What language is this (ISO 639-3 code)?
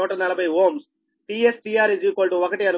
tel